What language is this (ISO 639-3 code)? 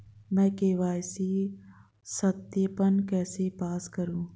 hin